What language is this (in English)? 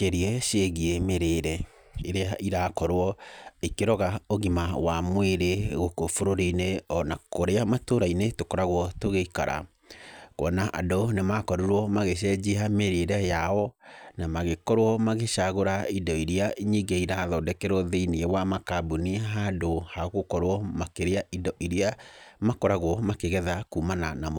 Kikuyu